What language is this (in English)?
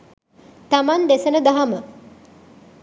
Sinhala